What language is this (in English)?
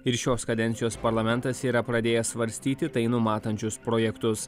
Lithuanian